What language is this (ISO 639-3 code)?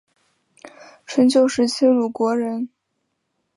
zho